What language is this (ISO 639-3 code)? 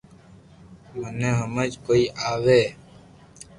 lrk